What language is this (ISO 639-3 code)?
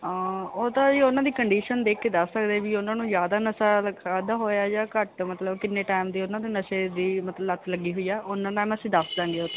pan